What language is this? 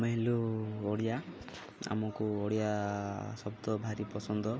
Odia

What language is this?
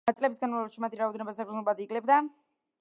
Georgian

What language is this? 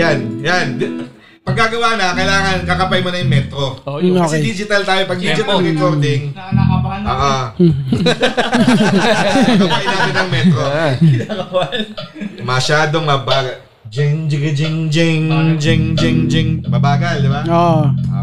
Filipino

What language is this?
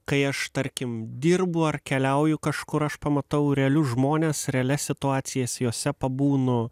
Lithuanian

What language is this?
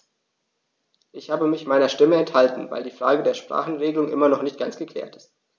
German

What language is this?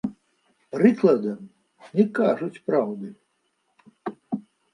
Belarusian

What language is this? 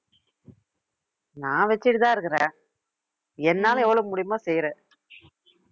Tamil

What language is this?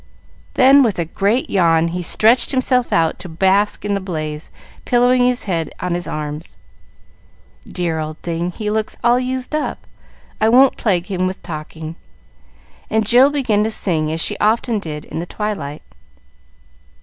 English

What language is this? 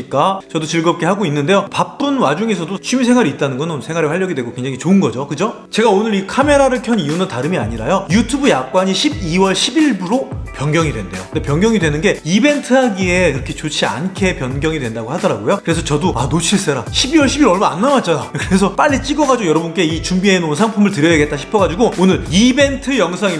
Korean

